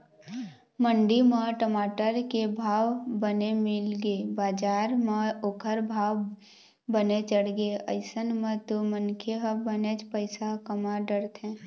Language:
Chhattisgarhi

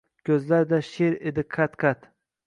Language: Uzbek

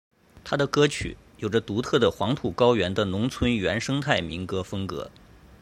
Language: Chinese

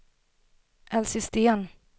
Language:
Swedish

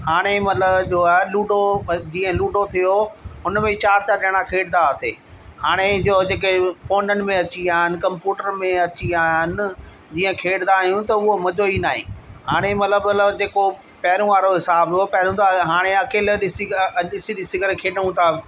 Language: Sindhi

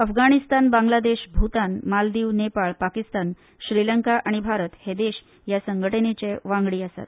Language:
Konkani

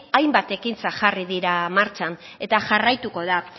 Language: Basque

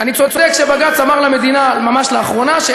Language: Hebrew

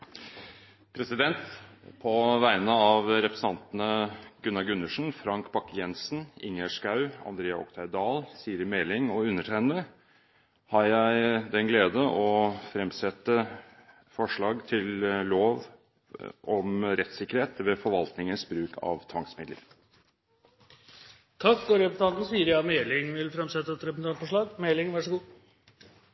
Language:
Norwegian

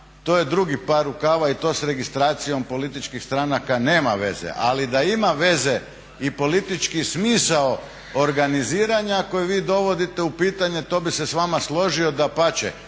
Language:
Croatian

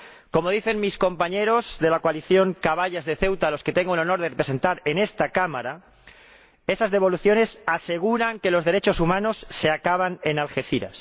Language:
Spanish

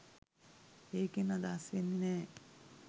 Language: Sinhala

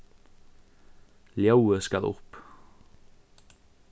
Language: Faroese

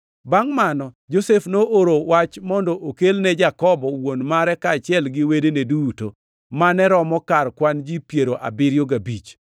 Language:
Luo (Kenya and Tanzania)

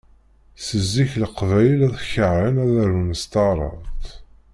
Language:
Kabyle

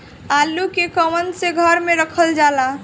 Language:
Bhojpuri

